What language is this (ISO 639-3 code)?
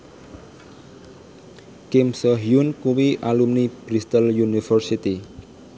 jav